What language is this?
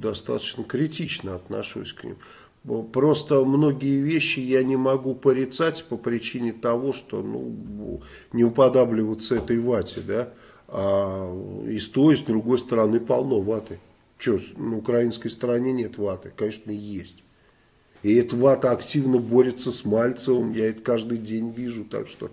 Russian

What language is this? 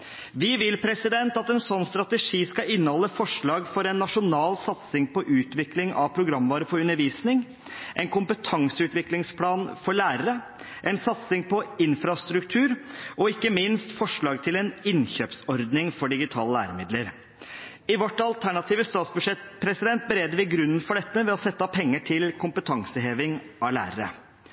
Norwegian Bokmål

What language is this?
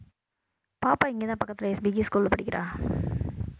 Tamil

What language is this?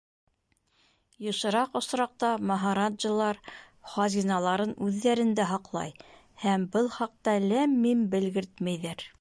Bashkir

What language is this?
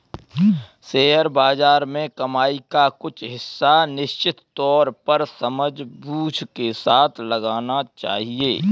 Hindi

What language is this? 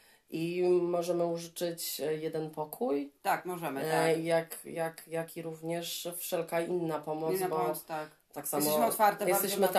Polish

